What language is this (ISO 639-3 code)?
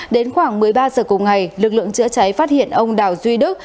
vie